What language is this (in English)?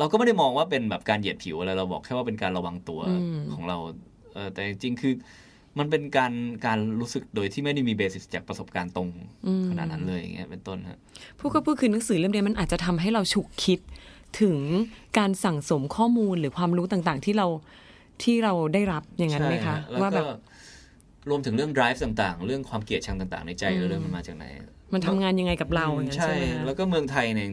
Thai